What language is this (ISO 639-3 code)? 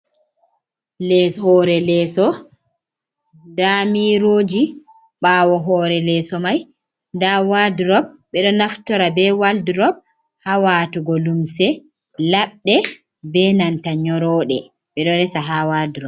ful